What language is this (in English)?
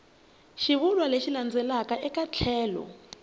Tsonga